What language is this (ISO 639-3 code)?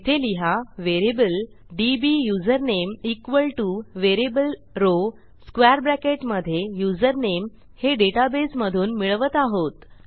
mar